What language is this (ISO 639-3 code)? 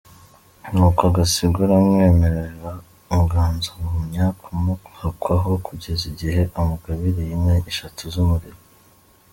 kin